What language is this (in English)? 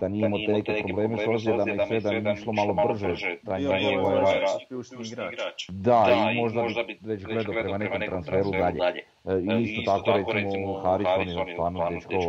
Croatian